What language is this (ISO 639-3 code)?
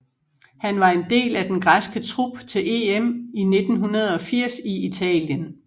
dan